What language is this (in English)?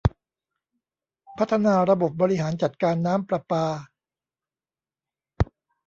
Thai